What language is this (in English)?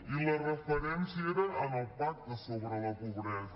Catalan